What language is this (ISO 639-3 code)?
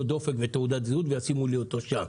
heb